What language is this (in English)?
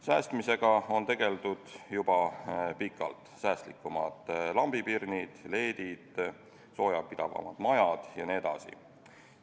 Estonian